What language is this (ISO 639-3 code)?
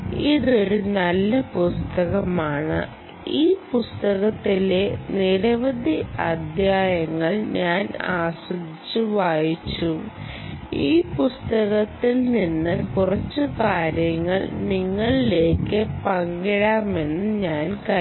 mal